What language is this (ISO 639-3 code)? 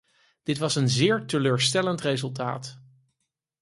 nld